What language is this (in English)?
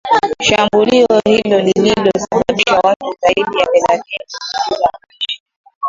Swahili